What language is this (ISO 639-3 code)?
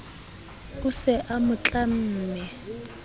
sot